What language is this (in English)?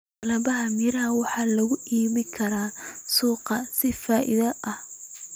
Somali